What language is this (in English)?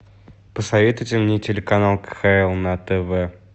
Russian